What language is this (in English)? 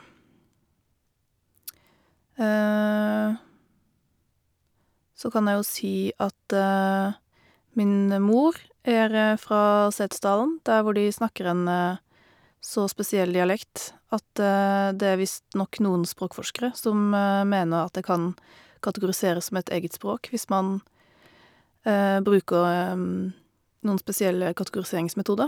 Norwegian